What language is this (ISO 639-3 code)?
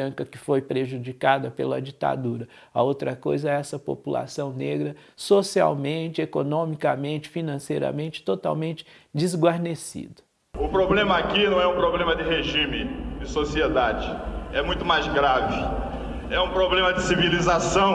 por